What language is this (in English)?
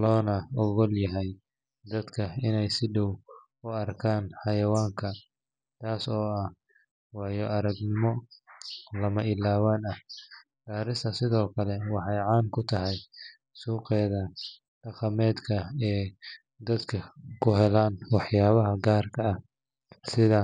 Somali